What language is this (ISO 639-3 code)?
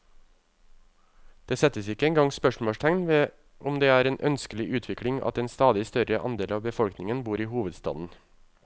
nor